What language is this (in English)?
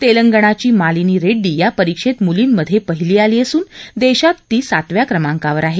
Marathi